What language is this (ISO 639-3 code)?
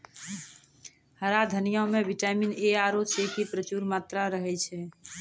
mai